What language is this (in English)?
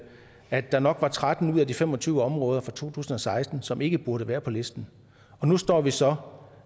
Danish